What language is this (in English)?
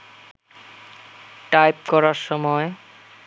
Bangla